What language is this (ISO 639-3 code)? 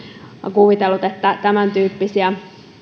fin